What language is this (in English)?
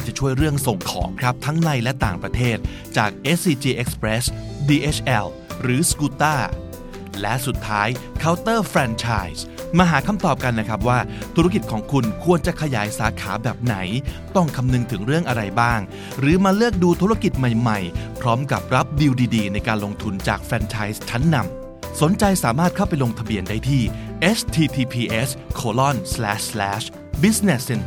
Thai